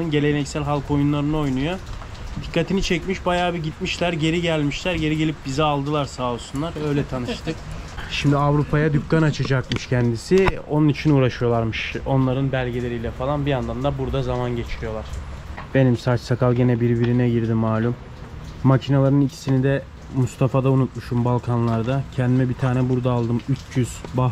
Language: Turkish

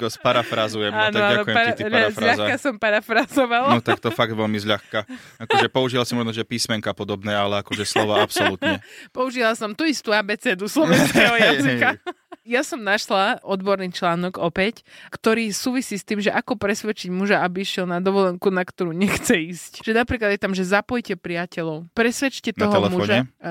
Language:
Slovak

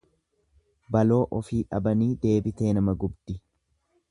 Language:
Oromo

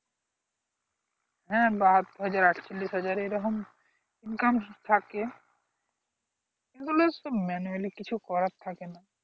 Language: Bangla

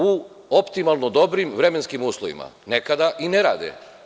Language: Serbian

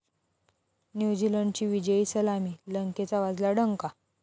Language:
Marathi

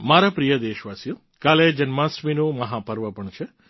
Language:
Gujarati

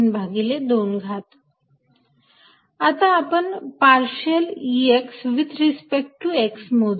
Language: Marathi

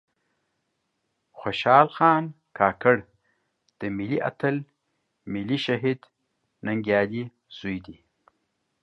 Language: Pashto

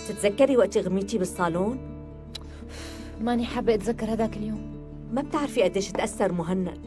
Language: Arabic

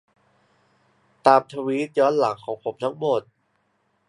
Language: Thai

